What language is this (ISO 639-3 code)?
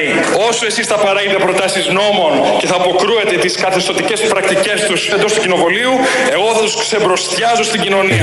ell